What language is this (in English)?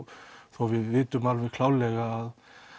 Icelandic